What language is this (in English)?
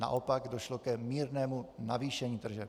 Czech